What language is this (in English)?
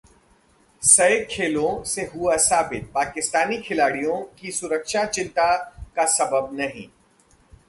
Hindi